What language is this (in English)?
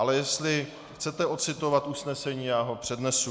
Czech